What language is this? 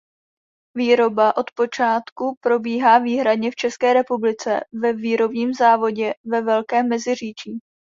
Czech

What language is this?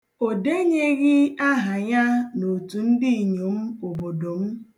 Igbo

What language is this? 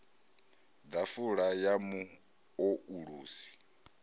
Venda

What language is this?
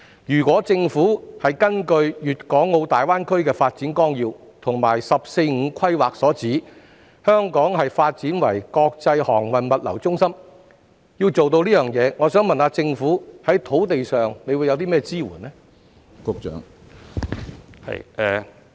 Cantonese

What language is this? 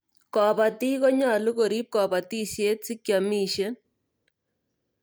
Kalenjin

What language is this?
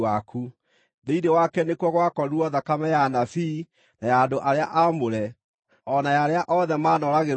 Kikuyu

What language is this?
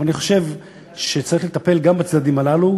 Hebrew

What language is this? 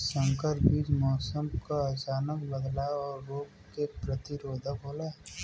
Bhojpuri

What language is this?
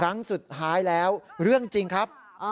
Thai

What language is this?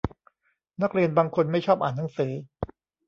Thai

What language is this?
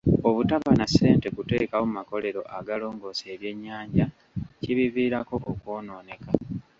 Ganda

